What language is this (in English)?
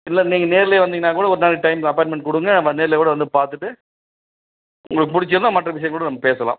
Tamil